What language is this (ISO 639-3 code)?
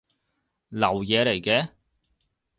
yue